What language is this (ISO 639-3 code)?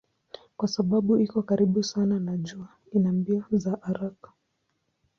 swa